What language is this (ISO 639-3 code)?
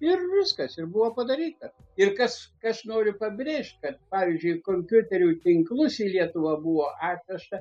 lit